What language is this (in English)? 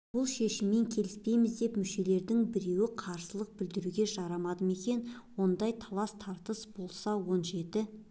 Kazakh